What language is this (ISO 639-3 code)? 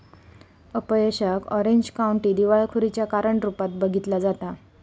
mar